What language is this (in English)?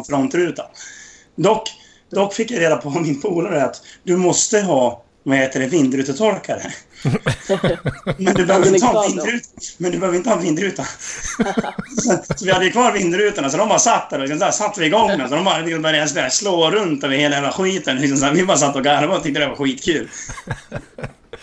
Swedish